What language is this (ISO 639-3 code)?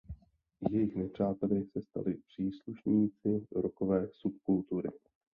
ces